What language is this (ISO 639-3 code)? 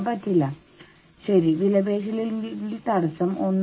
mal